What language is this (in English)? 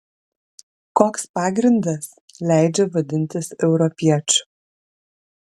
Lithuanian